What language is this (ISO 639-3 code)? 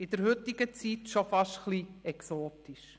gsw